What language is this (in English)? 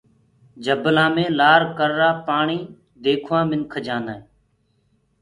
Gurgula